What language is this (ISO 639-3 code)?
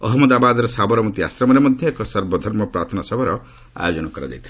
ori